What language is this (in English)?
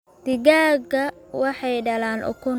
Somali